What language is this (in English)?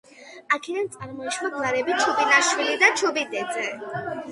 Georgian